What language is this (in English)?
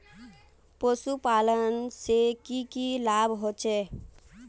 Magahi